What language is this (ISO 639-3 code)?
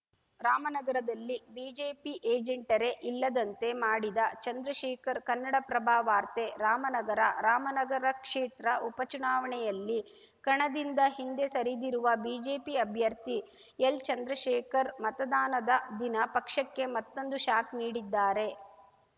kan